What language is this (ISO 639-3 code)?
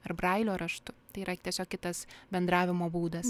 lit